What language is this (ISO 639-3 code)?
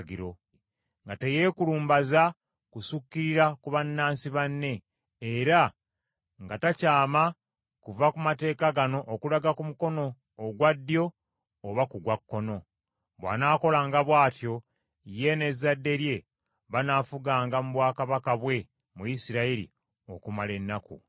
lug